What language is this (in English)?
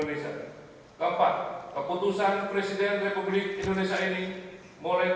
Indonesian